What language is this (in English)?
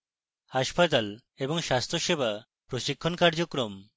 Bangla